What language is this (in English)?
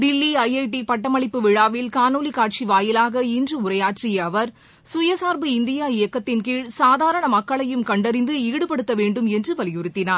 Tamil